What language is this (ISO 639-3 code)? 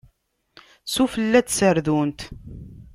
kab